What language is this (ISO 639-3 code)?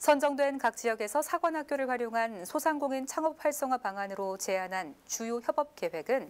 kor